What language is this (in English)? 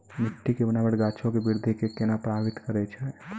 Maithili